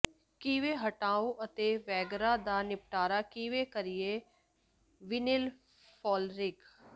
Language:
Punjabi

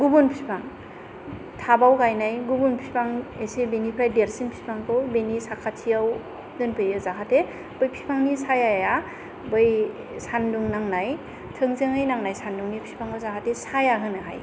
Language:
Bodo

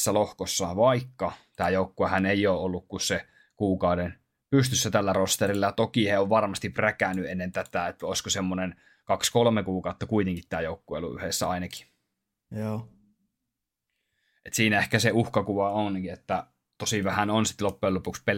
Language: Finnish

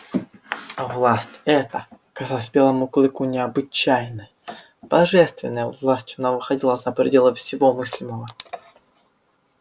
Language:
Russian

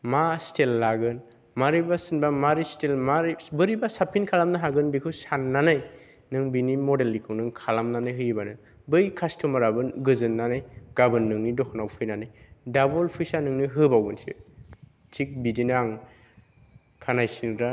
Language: Bodo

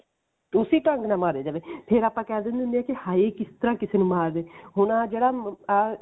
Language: Punjabi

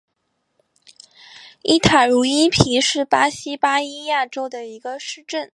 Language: Chinese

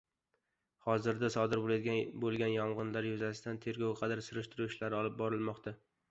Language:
Uzbek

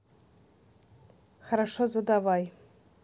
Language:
Russian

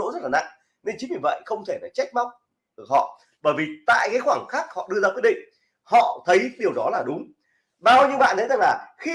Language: Vietnamese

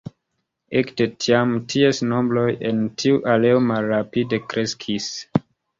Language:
Esperanto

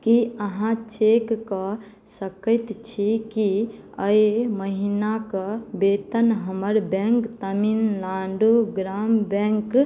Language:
Maithili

